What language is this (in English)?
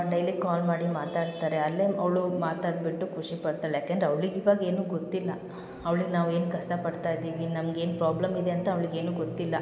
Kannada